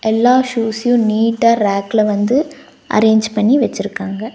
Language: Tamil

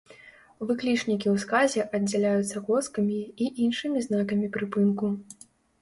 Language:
Belarusian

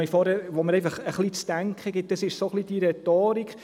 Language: Swiss German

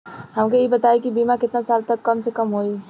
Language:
Bhojpuri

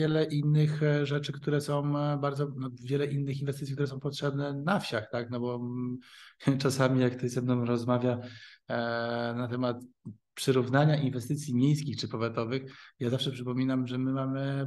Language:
Polish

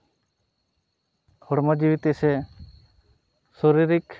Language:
Santali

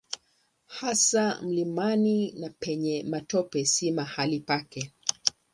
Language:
Swahili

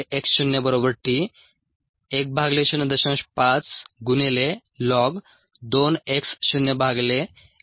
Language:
Marathi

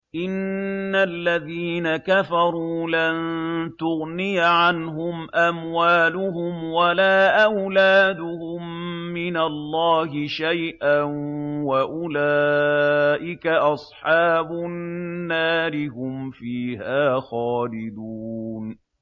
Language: Arabic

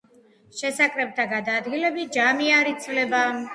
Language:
Georgian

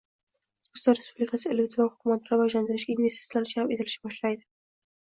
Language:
Uzbek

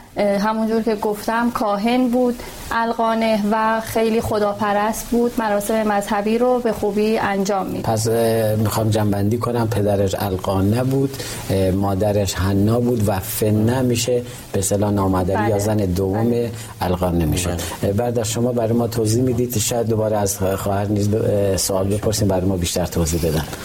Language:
Persian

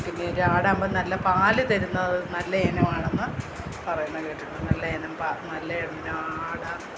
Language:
Malayalam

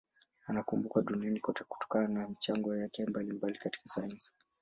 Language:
Swahili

